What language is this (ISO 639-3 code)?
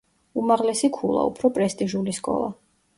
kat